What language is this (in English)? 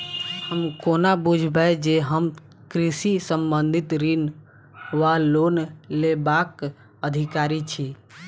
Maithili